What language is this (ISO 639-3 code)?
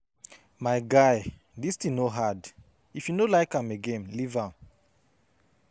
pcm